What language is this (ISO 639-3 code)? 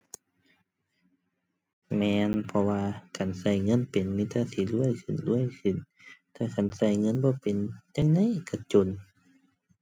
tha